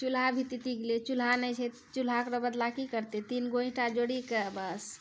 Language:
Maithili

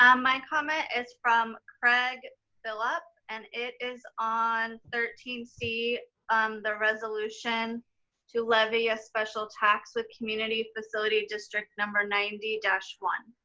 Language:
English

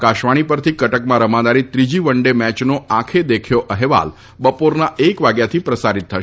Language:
Gujarati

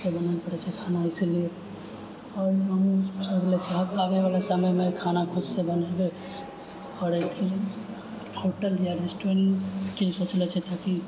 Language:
Maithili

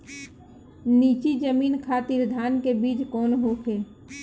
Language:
Bhojpuri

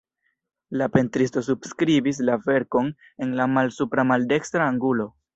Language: Esperanto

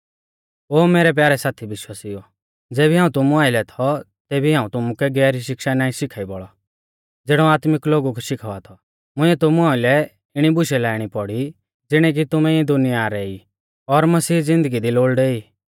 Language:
Mahasu Pahari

